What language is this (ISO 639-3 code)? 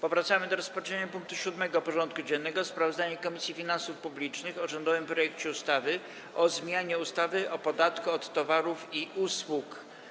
pol